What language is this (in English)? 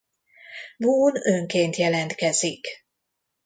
Hungarian